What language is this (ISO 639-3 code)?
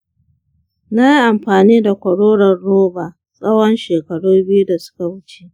hau